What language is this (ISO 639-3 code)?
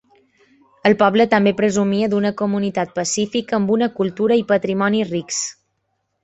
cat